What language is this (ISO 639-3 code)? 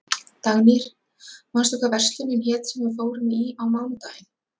isl